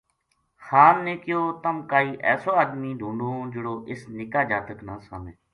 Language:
Gujari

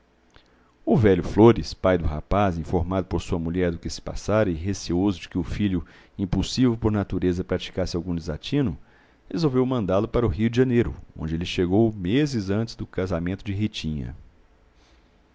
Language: Portuguese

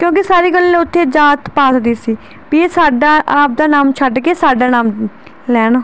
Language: Punjabi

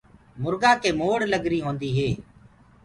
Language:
Gurgula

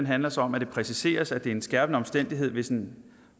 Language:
Danish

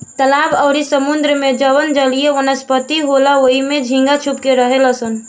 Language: Bhojpuri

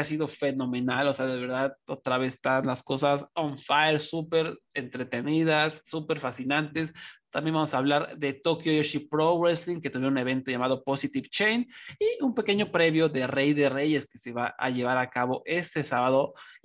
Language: Spanish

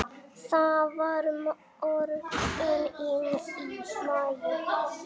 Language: Icelandic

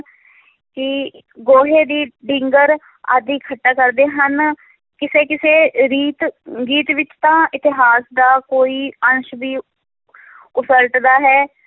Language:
Punjabi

